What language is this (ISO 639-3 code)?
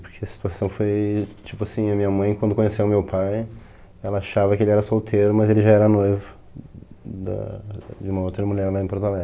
por